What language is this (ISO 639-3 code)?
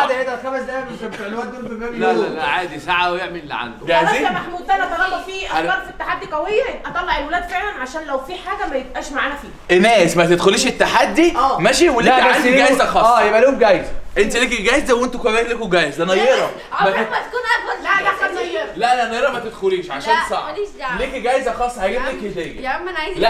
ara